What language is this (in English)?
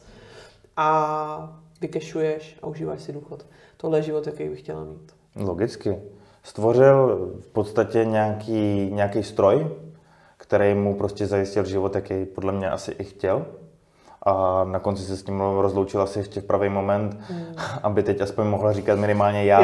Czech